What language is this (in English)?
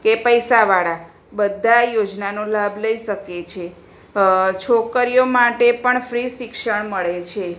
Gujarati